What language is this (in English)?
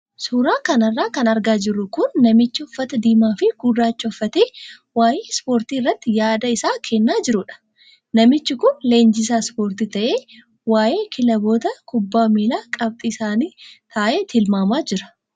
Oromo